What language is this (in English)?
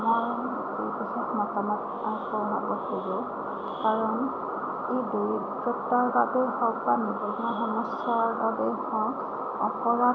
Assamese